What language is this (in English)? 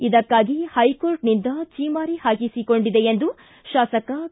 Kannada